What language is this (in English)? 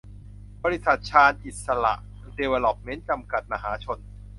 Thai